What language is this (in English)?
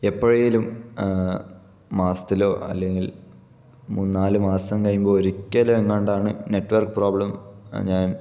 Malayalam